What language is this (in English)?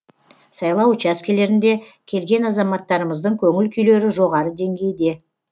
Kazakh